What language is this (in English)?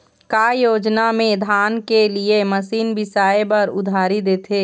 Chhattisgarhi